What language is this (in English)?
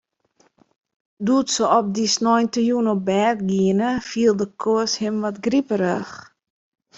Western Frisian